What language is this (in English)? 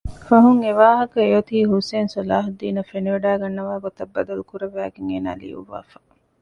Divehi